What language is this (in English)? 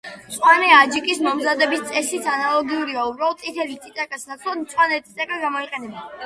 Georgian